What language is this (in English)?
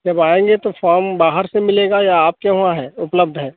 Hindi